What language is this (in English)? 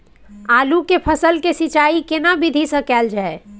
Maithili